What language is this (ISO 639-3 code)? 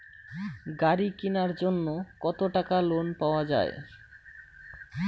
ben